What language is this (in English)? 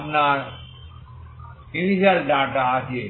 Bangla